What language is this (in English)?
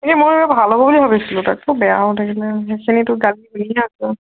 Assamese